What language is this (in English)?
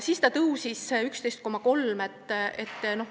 Estonian